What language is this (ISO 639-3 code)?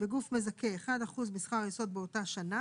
heb